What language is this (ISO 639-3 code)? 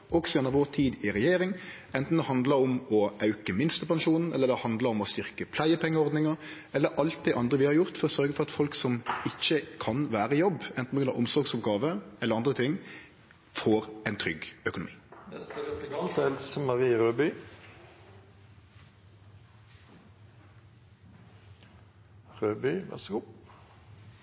nor